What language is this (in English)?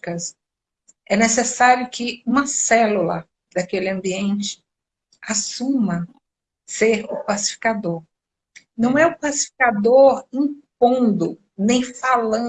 Portuguese